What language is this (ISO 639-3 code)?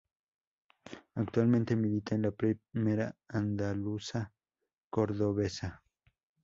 spa